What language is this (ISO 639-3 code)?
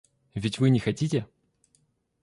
rus